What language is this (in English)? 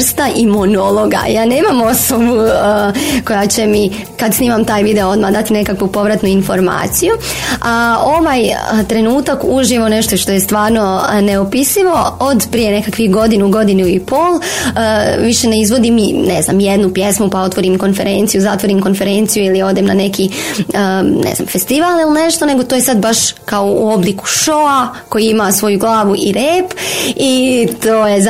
Croatian